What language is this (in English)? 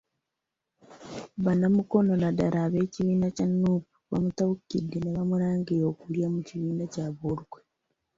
Ganda